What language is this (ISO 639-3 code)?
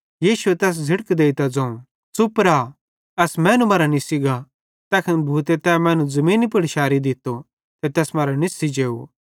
bhd